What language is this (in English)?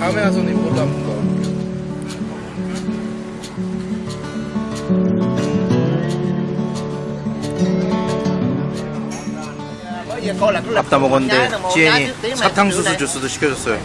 Korean